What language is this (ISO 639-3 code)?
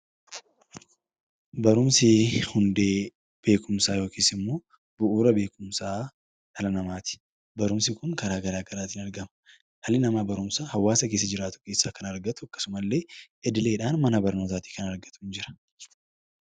orm